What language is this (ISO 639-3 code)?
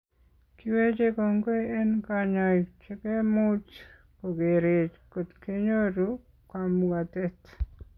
kln